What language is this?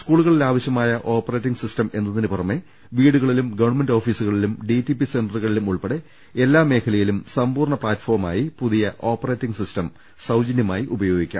Malayalam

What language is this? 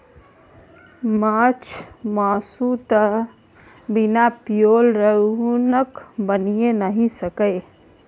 Maithili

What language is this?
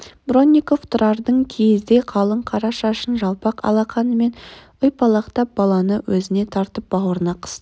Kazakh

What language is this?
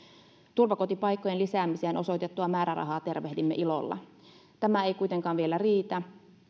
Finnish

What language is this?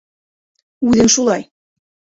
Bashkir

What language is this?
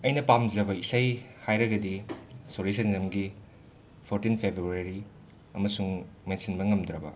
Manipuri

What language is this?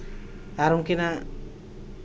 Santali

